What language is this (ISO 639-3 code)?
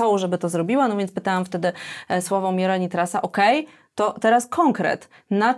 pol